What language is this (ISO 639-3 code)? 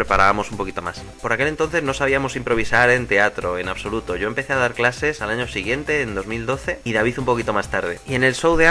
spa